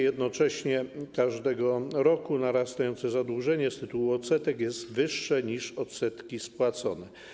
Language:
Polish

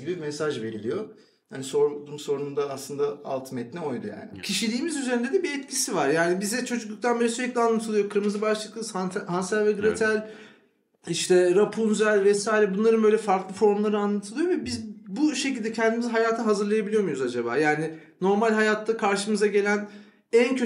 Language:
Turkish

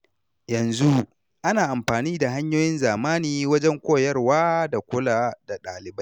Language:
Hausa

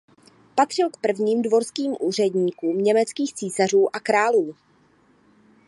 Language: Czech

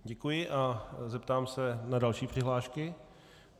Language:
Czech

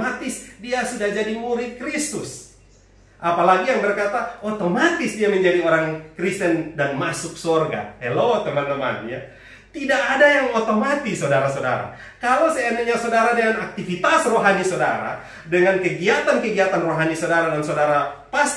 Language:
Indonesian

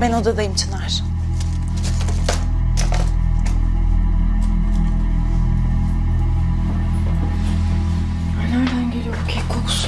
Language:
Turkish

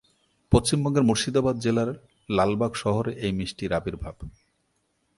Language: Bangla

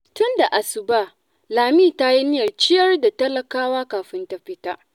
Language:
Hausa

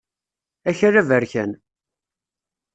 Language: Kabyle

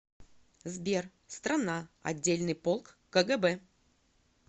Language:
Russian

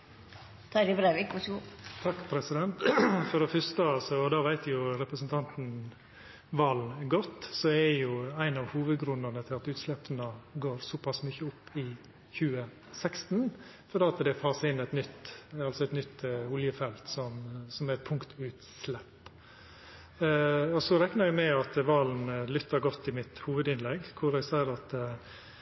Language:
Norwegian Nynorsk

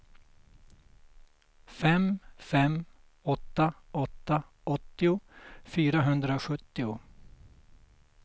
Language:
Swedish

